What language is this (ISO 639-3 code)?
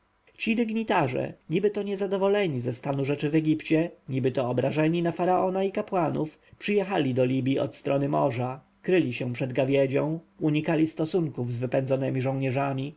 pol